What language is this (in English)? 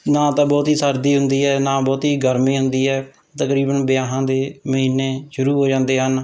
Punjabi